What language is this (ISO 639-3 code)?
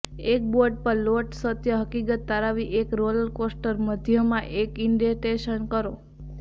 guj